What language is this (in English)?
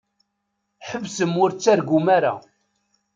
Kabyle